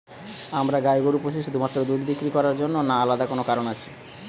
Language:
Bangla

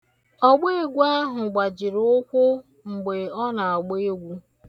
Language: Igbo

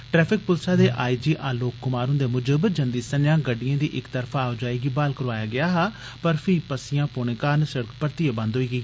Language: Dogri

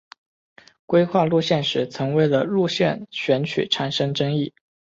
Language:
Chinese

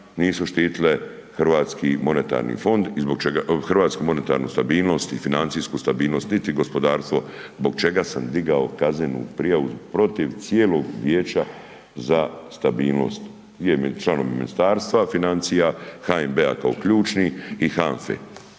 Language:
Croatian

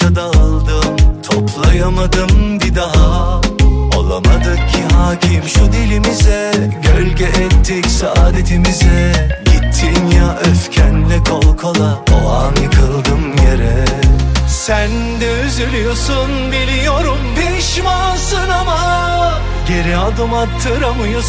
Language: Turkish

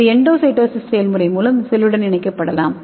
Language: Tamil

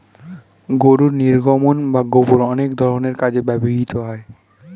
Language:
Bangla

